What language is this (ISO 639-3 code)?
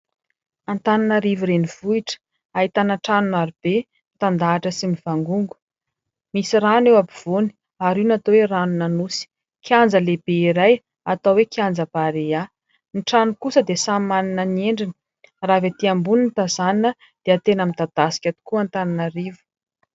mlg